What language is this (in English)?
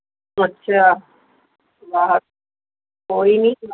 Punjabi